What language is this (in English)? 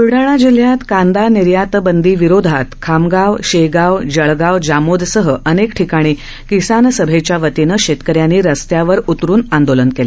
Marathi